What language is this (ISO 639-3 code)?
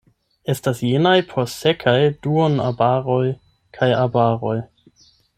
epo